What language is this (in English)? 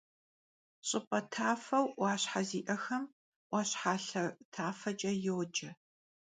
Kabardian